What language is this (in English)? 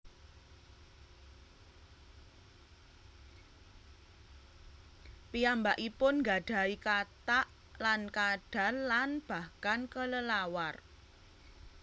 Javanese